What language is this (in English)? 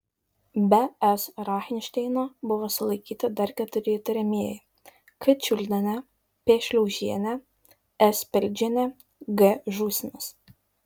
Lithuanian